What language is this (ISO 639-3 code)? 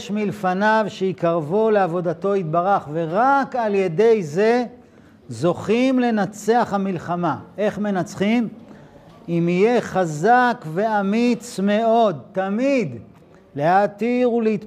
heb